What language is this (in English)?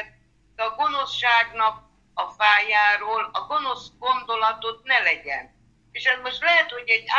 Hungarian